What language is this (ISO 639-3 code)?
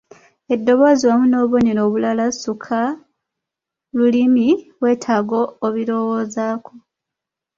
lug